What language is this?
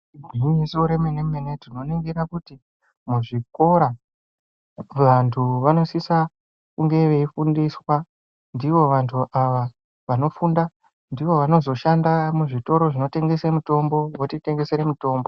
Ndau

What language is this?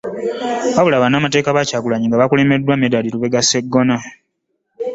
Ganda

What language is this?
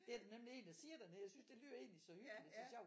Danish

